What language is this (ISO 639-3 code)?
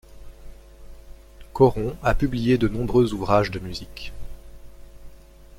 fra